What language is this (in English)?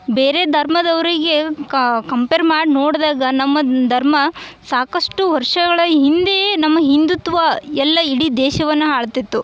Kannada